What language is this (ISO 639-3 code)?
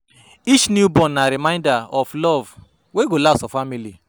pcm